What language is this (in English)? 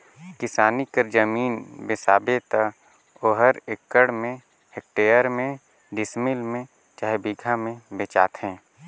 Chhattisgarhi